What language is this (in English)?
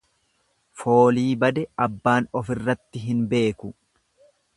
Oromo